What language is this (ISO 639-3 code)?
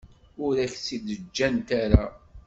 kab